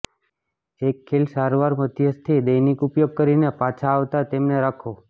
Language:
Gujarati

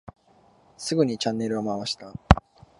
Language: Japanese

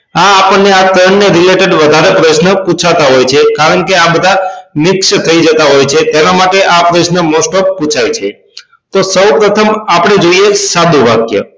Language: Gujarati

